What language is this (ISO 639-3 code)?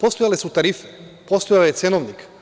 srp